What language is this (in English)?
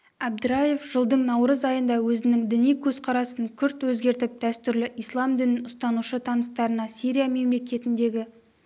Kazakh